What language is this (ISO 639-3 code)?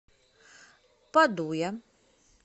rus